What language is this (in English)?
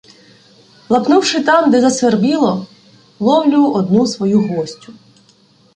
Ukrainian